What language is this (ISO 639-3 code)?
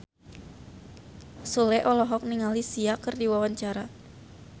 sun